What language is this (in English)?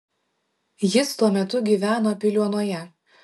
Lithuanian